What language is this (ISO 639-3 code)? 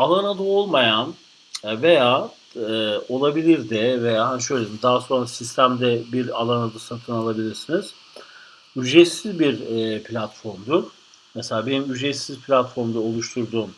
tur